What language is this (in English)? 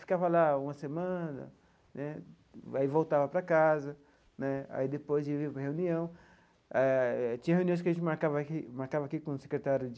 Portuguese